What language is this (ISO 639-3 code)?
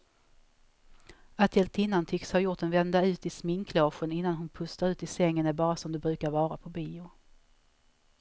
swe